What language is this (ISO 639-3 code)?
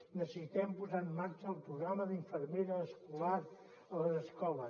cat